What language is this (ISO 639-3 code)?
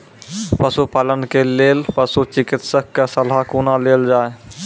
mai